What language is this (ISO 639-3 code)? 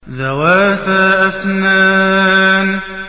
ara